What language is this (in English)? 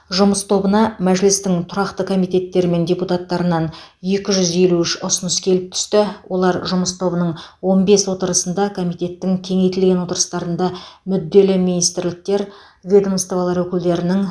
Kazakh